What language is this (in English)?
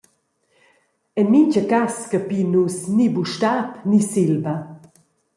Romansh